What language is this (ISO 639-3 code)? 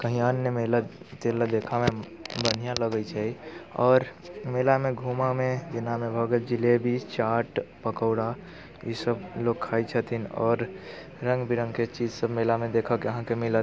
mai